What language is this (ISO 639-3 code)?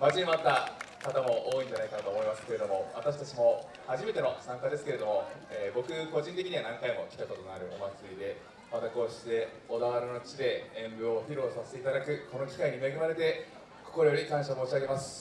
jpn